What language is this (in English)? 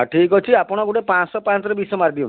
Odia